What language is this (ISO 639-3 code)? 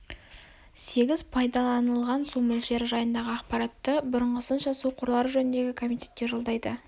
kaz